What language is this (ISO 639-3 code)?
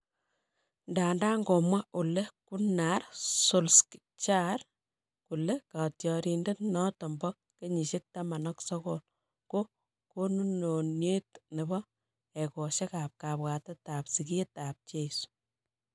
kln